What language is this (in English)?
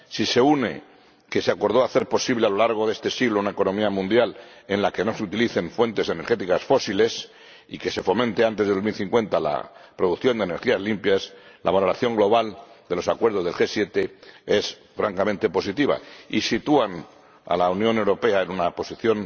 Spanish